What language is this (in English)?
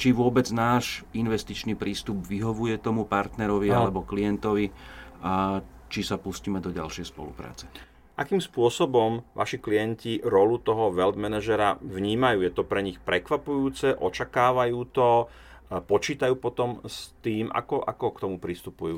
Slovak